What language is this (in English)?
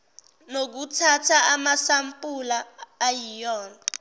Zulu